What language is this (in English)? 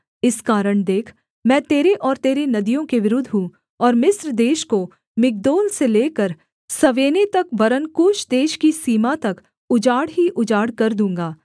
Hindi